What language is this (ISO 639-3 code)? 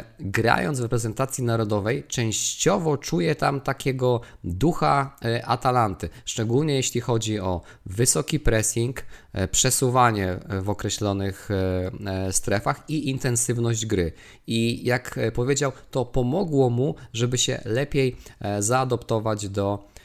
pol